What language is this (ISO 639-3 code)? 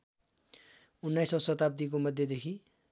nep